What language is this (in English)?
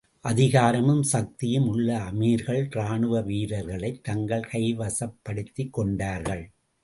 Tamil